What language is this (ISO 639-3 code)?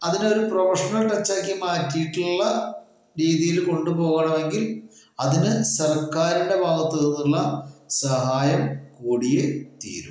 mal